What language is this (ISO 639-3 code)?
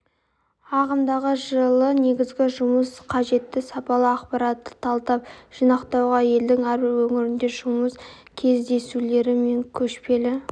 kaz